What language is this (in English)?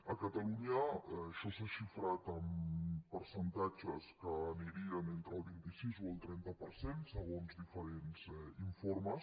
Catalan